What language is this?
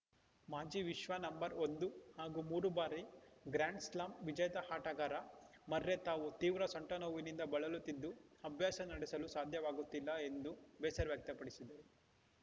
Kannada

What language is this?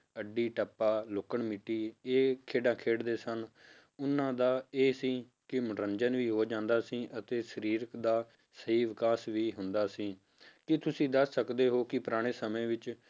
Punjabi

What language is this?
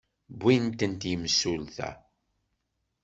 Kabyle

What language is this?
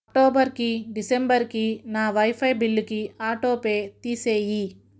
Telugu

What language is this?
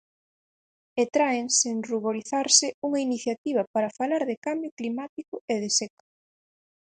Galician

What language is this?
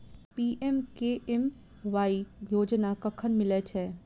Maithili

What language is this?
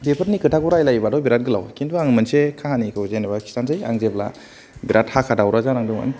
Bodo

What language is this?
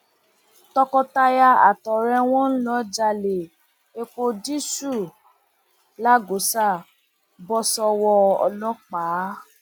Yoruba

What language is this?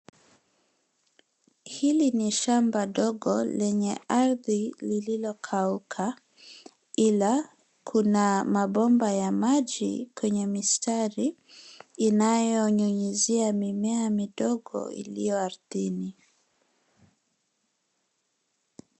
Swahili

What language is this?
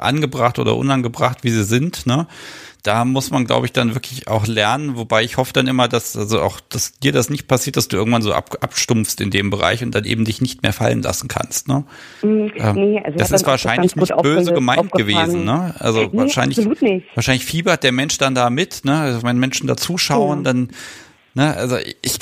German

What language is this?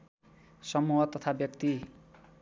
Nepali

